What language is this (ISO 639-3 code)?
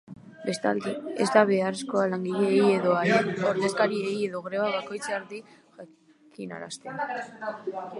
eus